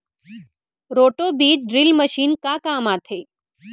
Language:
Chhattisgarhi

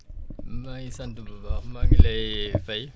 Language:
Wolof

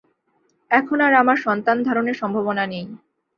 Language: Bangla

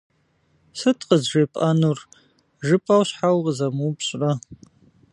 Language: Kabardian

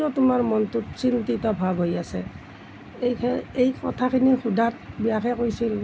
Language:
Assamese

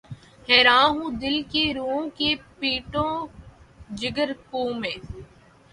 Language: Urdu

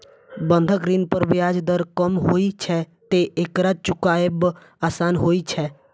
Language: Maithili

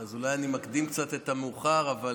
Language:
Hebrew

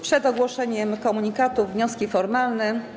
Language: Polish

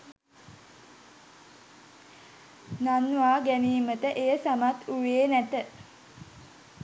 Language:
Sinhala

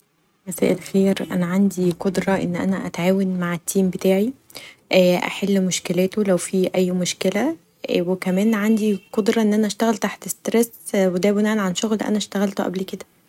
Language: Egyptian Arabic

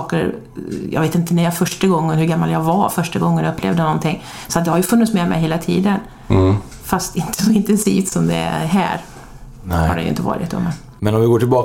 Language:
Swedish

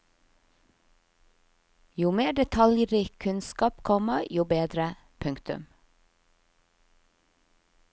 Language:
Norwegian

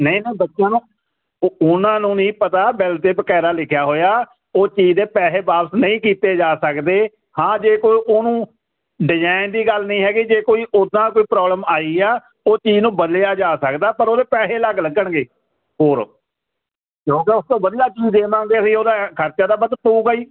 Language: Punjabi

